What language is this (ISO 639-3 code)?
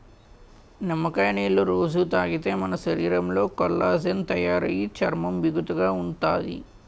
tel